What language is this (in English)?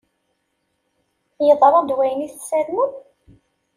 Kabyle